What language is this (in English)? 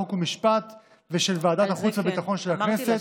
Hebrew